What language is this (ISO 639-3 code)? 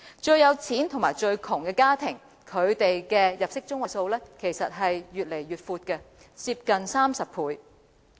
yue